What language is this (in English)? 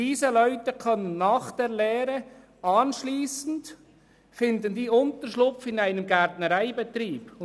Swiss German